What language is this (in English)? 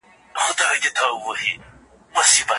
Pashto